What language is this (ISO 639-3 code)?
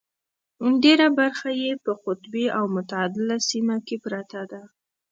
pus